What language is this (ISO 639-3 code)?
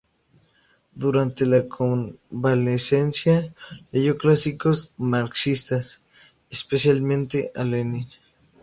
spa